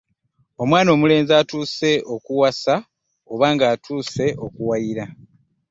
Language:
Ganda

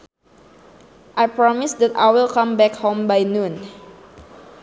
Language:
Sundanese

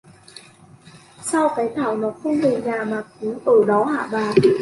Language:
Vietnamese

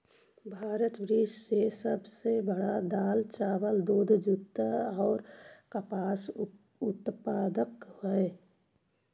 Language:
Magahi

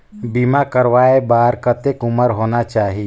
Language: Chhattisgarhi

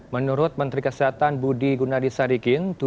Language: Indonesian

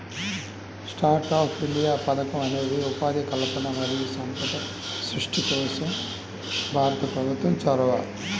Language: Telugu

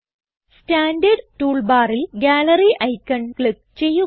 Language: Malayalam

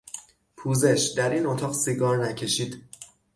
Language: Persian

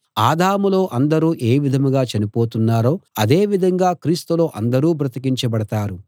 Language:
Telugu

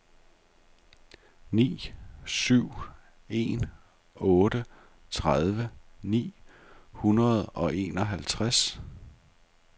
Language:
Danish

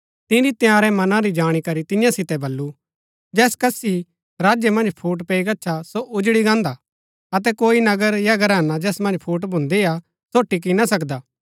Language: Gaddi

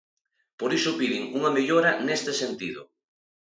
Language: Galician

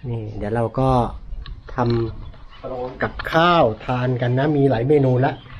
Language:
Thai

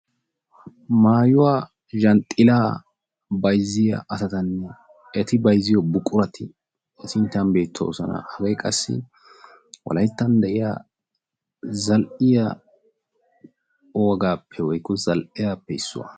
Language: Wolaytta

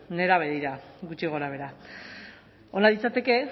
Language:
Basque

